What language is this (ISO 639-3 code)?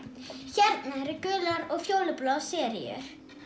isl